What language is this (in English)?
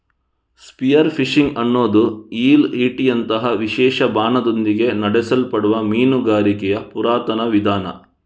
Kannada